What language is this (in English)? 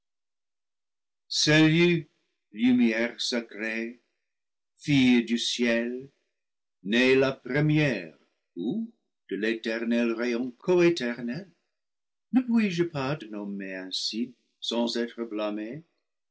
French